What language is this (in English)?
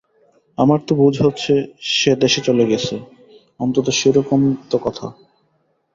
Bangla